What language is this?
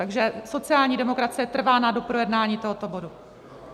Czech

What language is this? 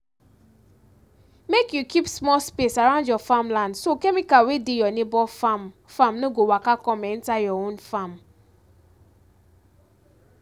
Nigerian Pidgin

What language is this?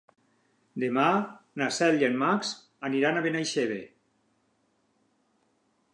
Catalan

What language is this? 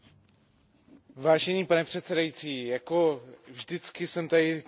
Czech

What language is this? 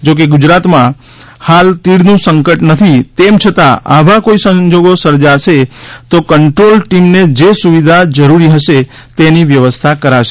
Gujarati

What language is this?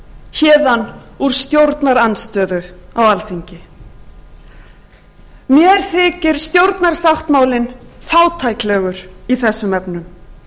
Icelandic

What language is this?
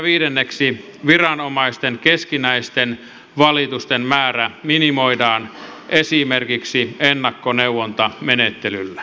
Finnish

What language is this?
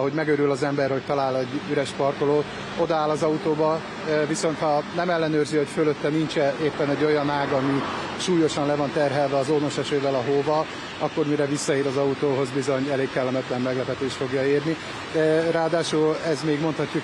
Hungarian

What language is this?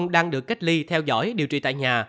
Vietnamese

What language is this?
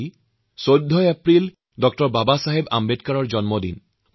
Assamese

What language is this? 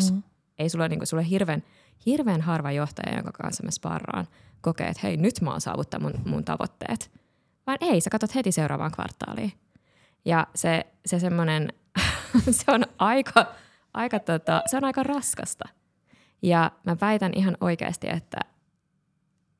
Finnish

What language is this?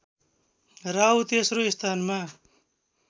Nepali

